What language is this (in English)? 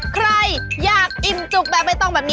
Thai